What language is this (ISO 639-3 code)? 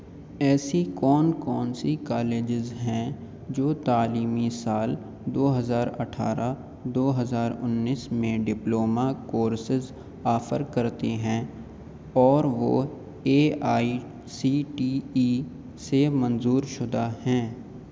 urd